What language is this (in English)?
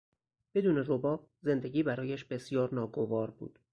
Persian